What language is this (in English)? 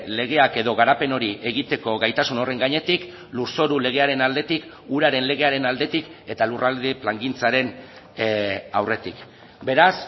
Basque